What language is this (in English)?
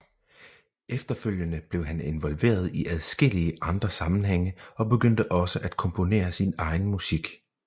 Danish